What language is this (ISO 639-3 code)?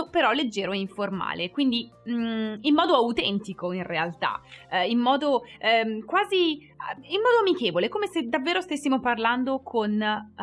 ita